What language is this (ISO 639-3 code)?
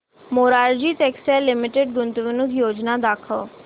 mar